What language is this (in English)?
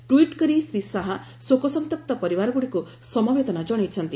Odia